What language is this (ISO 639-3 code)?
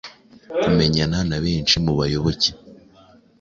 kin